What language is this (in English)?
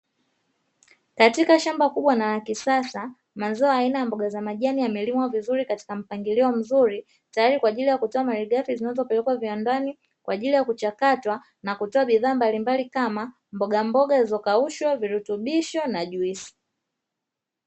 Swahili